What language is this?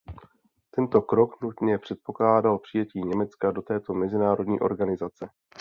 Czech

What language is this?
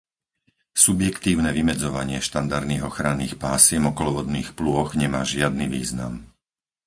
Slovak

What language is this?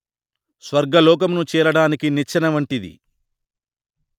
Telugu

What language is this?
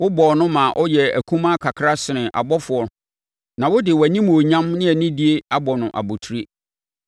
Akan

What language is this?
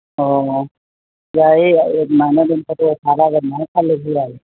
Manipuri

